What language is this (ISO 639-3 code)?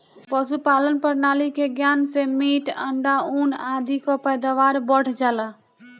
bho